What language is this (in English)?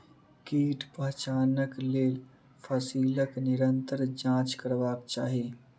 Maithili